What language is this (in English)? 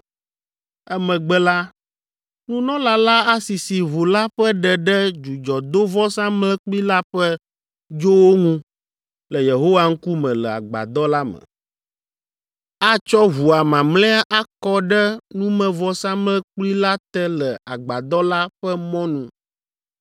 Ewe